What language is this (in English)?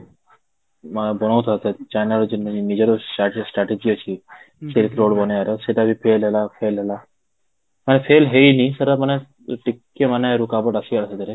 Odia